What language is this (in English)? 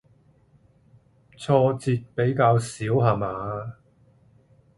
Cantonese